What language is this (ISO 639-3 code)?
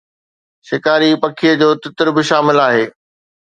snd